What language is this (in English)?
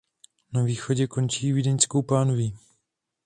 Czech